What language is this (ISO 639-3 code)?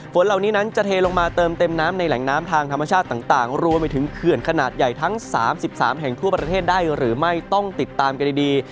tha